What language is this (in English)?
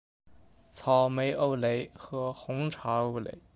Chinese